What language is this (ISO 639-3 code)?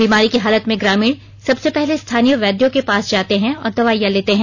hin